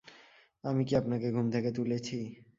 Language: Bangla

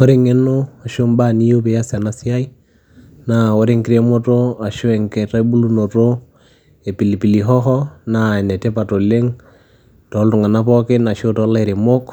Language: Masai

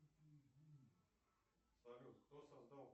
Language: Russian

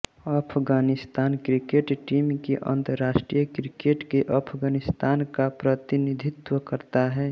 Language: Hindi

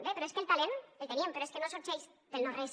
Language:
Catalan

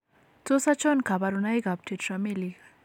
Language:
Kalenjin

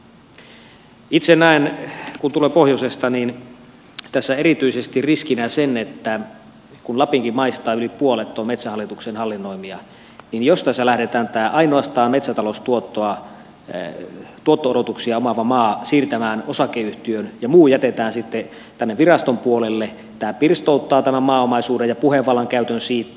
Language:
Finnish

